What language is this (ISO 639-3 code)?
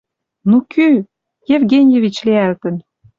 mrj